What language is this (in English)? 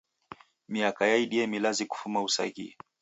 Taita